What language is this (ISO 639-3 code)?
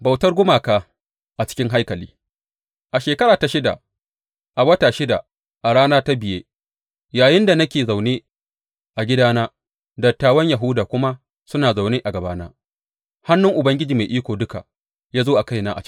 hau